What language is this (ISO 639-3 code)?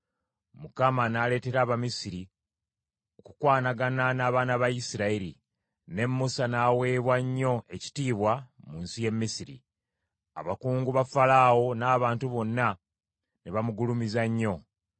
lug